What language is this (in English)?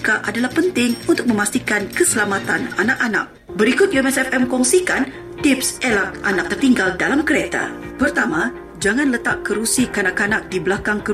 Malay